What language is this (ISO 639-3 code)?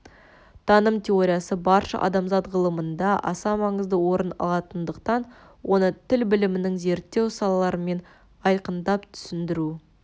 kaz